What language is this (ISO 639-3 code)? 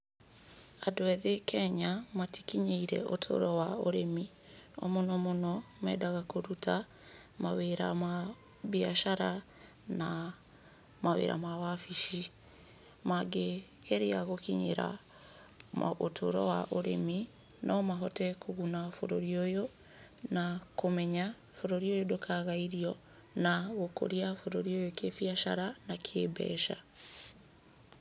kik